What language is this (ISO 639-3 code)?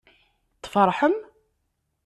kab